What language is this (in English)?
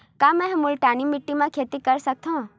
Chhattisgarhi